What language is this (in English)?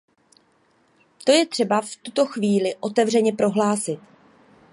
Czech